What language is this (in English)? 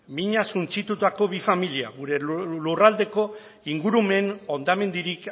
Basque